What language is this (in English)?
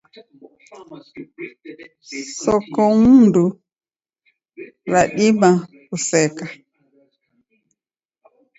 Taita